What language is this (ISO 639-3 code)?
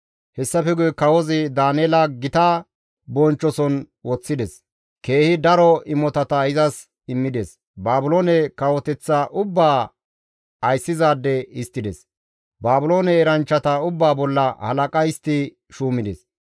gmv